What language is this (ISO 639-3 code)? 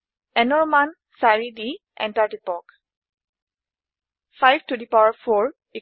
asm